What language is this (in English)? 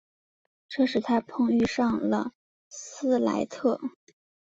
Chinese